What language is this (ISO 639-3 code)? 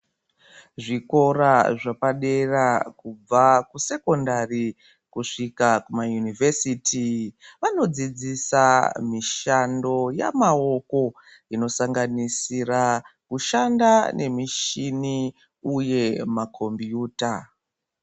ndc